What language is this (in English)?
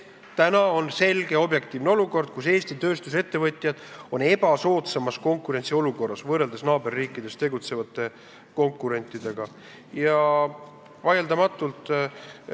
Estonian